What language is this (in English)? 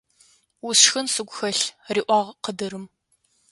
Adyghe